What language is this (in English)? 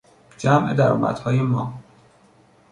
Persian